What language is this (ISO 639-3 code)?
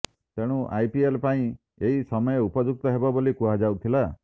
ori